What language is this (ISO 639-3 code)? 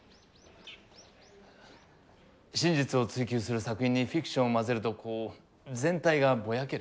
jpn